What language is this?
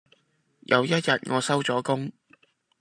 Cantonese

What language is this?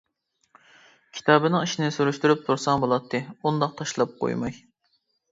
Uyghur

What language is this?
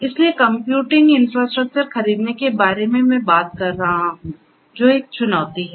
Hindi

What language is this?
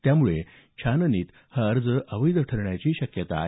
Marathi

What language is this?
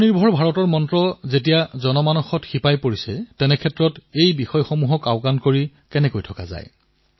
Assamese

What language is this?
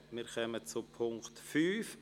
Swiss German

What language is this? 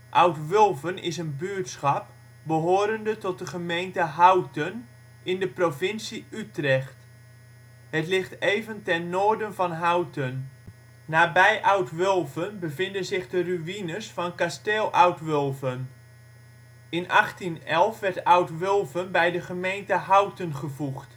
Dutch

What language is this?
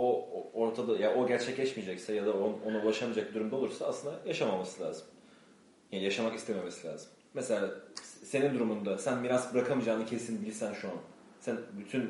Turkish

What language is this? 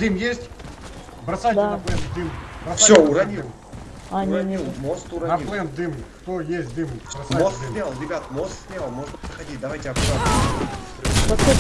Russian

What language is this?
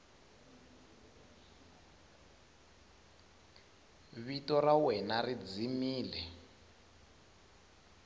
Tsonga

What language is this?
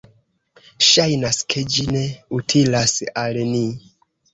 Esperanto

